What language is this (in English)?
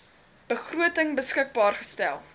Afrikaans